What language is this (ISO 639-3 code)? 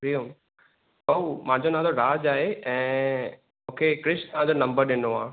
snd